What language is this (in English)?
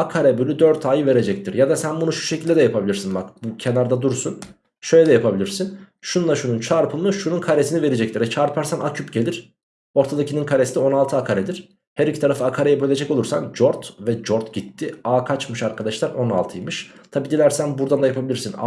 Turkish